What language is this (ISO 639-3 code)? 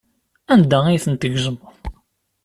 kab